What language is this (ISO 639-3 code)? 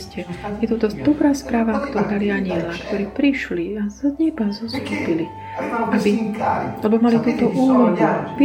slk